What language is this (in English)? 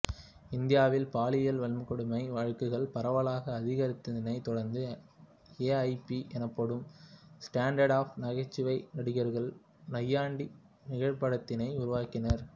Tamil